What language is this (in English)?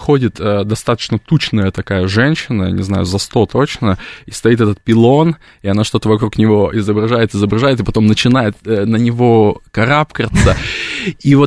Russian